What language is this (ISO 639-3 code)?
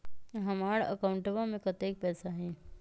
mag